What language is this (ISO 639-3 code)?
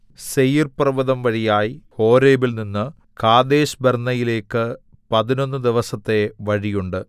mal